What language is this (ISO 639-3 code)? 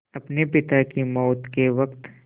hin